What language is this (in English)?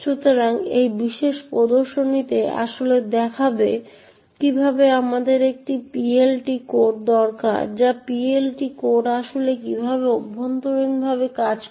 Bangla